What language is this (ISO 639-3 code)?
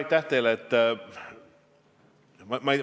est